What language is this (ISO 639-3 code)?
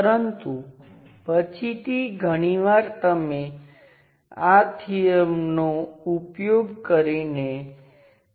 guj